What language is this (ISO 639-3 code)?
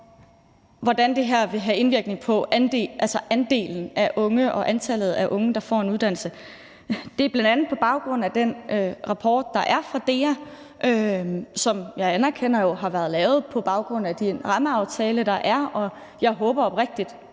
dan